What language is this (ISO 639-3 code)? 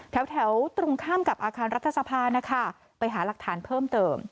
tha